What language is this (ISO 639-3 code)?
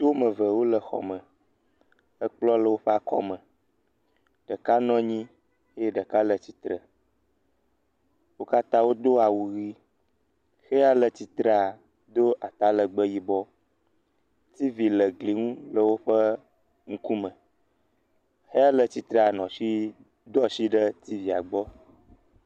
ewe